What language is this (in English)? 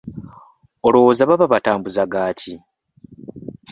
Ganda